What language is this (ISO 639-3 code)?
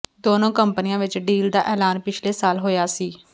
pan